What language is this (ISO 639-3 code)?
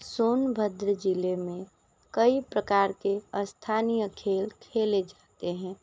hin